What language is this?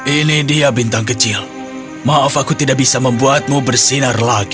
Indonesian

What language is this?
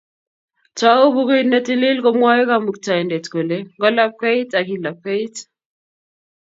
Kalenjin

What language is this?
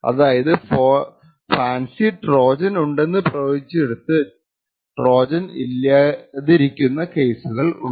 Malayalam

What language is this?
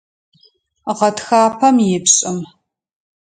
Adyghe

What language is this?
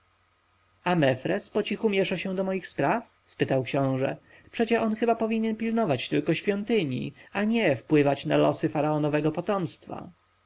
Polish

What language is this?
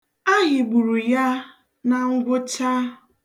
Igbo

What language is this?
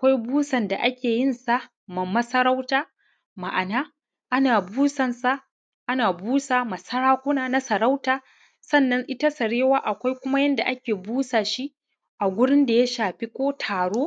Hausa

